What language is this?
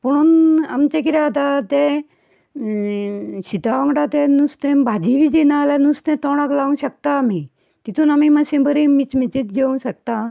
Konkani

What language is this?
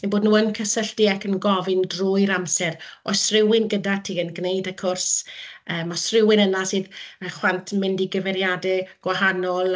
Welsh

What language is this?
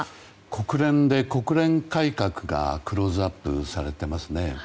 Japanese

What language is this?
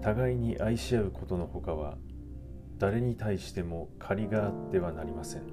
Japanese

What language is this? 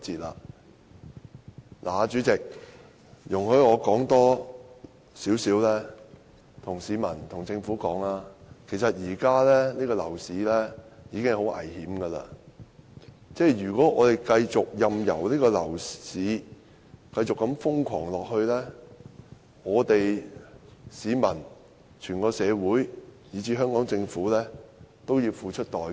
Cantonese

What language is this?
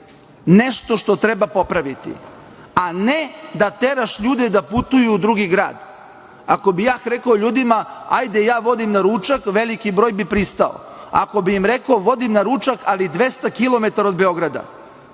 Serbian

